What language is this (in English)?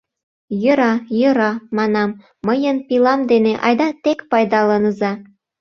Mari